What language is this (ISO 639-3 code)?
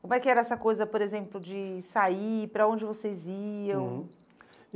por